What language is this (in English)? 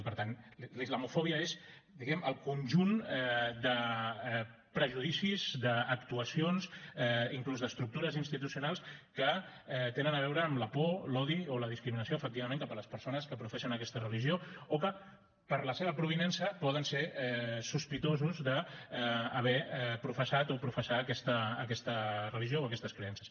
Catalan